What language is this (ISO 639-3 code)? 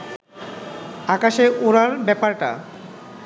ben